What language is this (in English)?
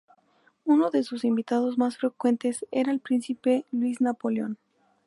Spanish